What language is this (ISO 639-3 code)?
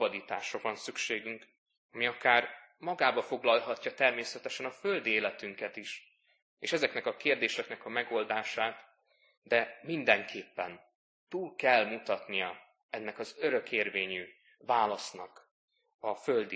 hun